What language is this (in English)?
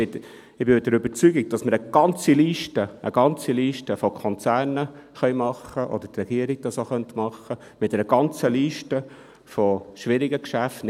Swiss German